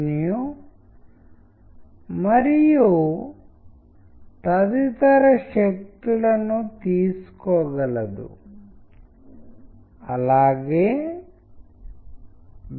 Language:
Telugu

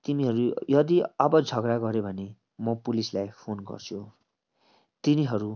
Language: Nepali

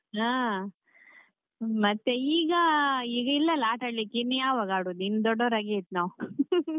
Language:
Kannada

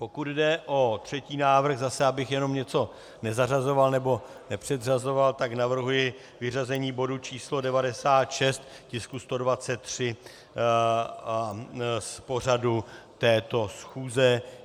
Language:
Czech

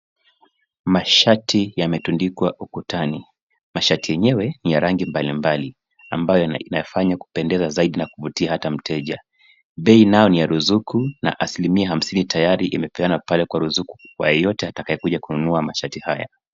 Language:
Swahili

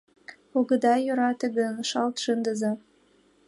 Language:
Mari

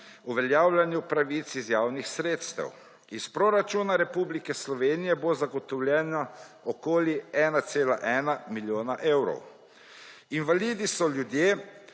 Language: Slovenian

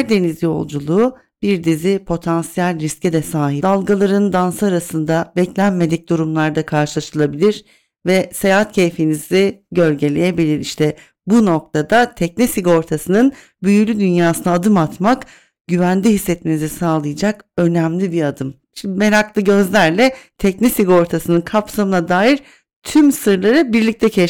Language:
Turkish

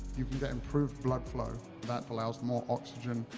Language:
English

